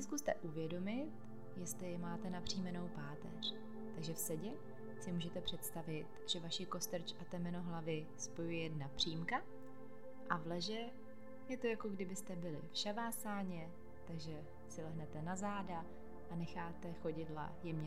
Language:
Czech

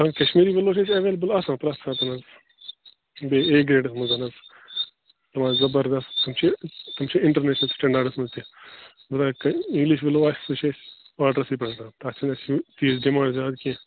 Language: Kashmiri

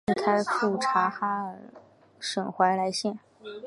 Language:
Chinese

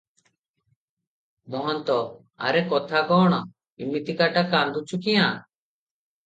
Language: Odia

